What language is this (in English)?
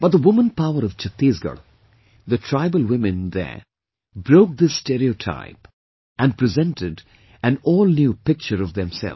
English